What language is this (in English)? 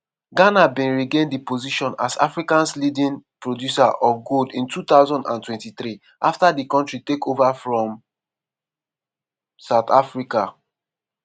Nigerian Pidgin